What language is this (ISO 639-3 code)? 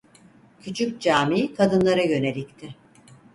tur